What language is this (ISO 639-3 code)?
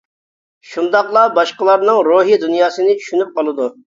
uig